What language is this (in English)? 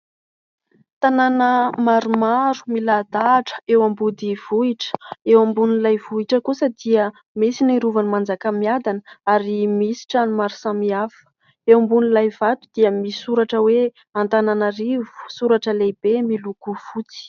Malagasy